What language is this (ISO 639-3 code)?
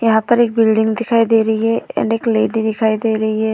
hin